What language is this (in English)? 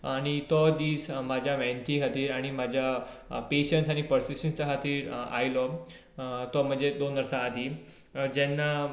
Konkani